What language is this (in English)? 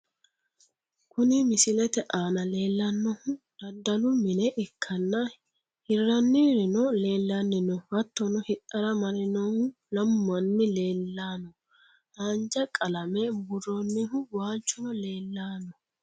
Sidamo